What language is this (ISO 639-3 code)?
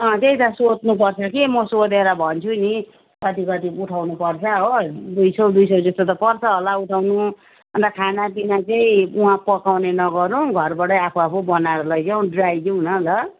nep